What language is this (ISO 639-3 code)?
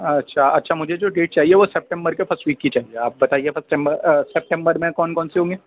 urd